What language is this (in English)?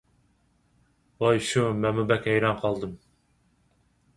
Uyghur